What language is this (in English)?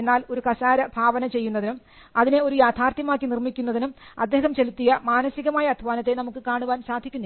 Malayalam